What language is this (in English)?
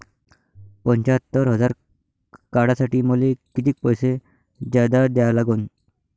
Marathi